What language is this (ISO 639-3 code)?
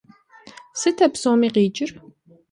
kbd